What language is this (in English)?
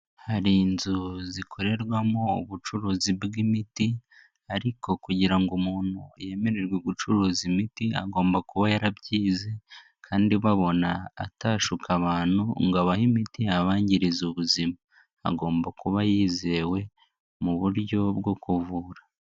Kinyarwanda